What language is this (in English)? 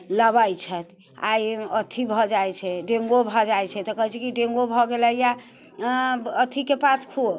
Maithili